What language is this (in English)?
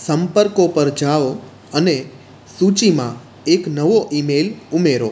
Gujarati